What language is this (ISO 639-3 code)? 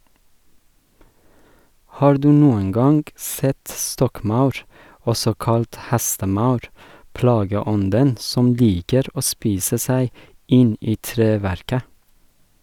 nor